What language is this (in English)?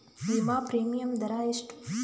Kannada